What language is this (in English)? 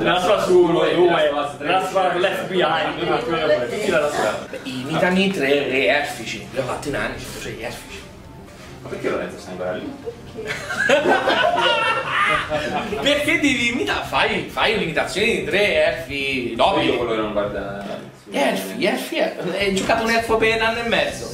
Italian